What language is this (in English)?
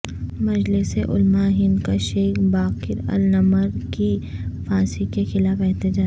Urdu